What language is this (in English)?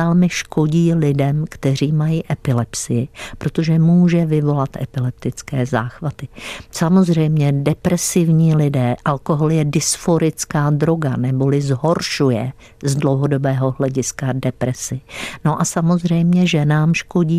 Czech